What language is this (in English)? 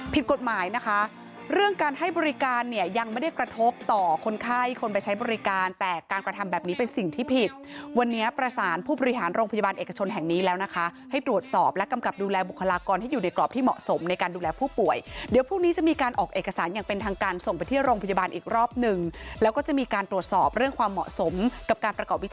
Thai